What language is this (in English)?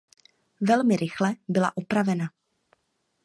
Czech